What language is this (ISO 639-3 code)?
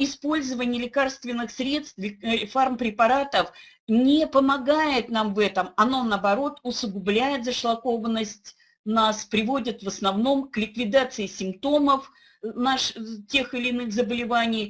rus